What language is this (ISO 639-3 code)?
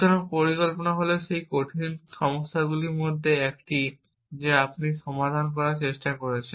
ben